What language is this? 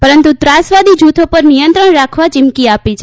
Gujarati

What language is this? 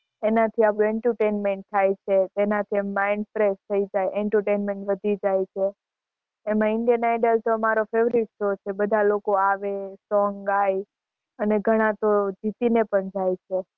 Gujarati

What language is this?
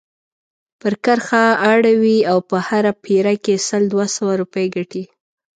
Pashto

